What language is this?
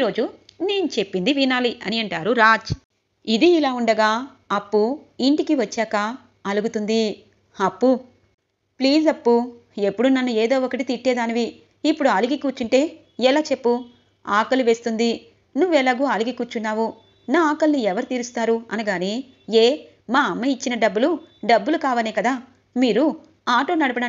Telugu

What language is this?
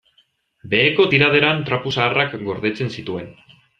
Basque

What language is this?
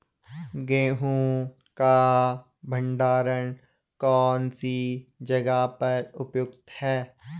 Hindi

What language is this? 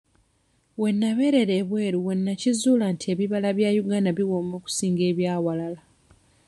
Ganda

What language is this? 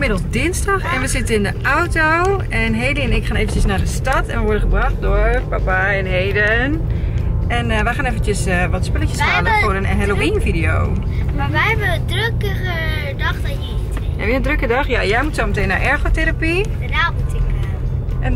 Dutch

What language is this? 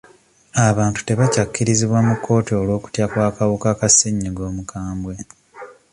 Ganda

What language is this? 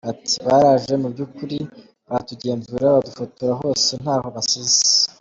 Kinyarwanda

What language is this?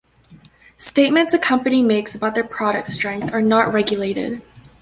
English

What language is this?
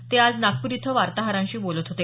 Marathi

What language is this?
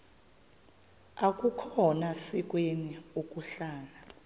Xhosa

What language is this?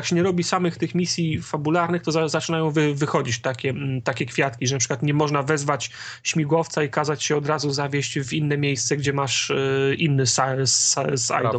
Polish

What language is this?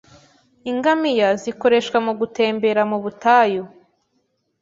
Kinyarwanda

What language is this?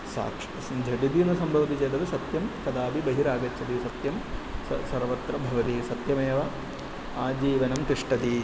Sanskrit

